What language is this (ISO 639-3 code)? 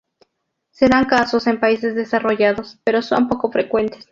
spa